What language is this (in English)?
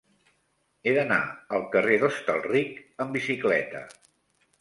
Catalan